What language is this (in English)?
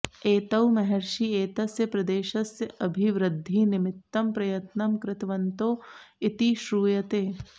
Sanskrit